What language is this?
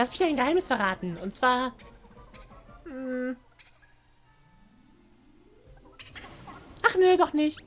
German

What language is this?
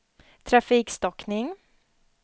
Swedish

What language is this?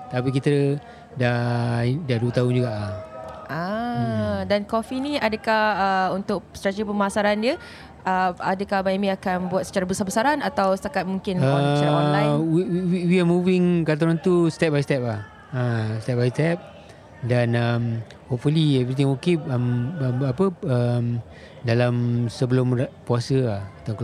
Malay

